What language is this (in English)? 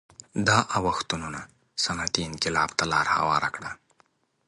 Pashto